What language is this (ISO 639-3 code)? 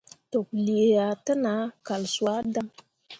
mua